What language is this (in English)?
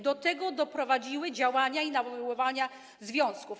Polish